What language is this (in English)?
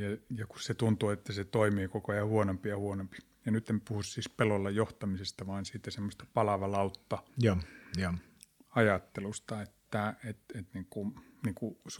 Finnish